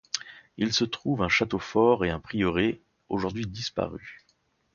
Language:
French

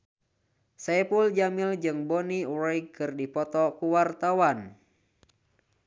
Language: Sundanese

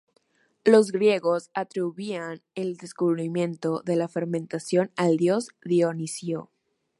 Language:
Spanish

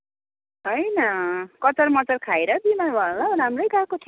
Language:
Nepali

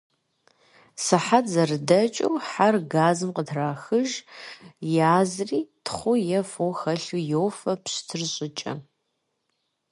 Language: Kabardian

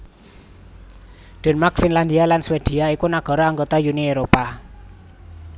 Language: Javanese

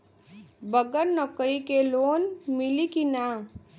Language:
Bhojpuri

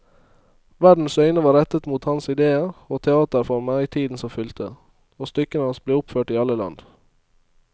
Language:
Norwegian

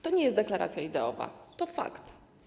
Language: Polish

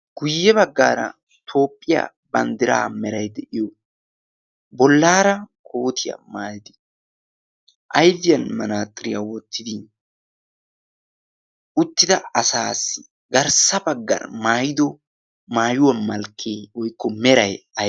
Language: Wolaytta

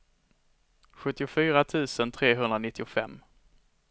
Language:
Swedish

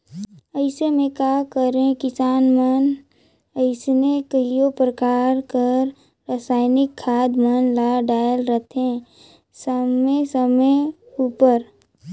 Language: Chhattisgarhi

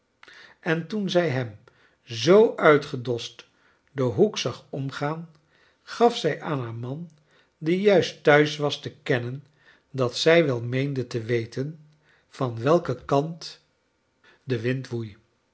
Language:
Dutch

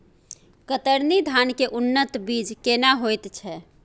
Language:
Maithili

